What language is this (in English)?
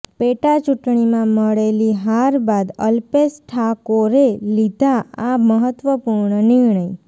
Gujarati